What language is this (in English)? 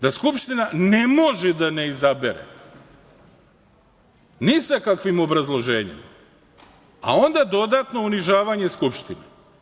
Serbian